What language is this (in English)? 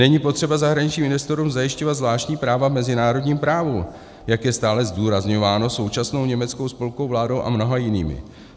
Czech